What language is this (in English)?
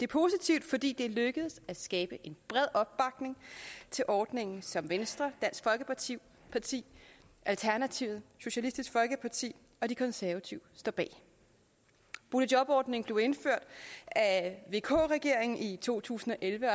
Danish